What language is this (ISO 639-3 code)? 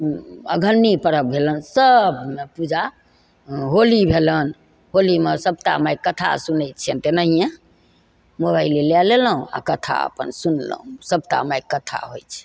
mai